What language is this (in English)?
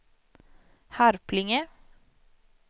Swedish